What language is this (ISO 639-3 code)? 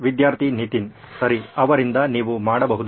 kan